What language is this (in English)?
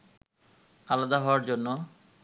Bangla